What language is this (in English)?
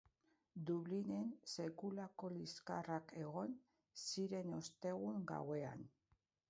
Basque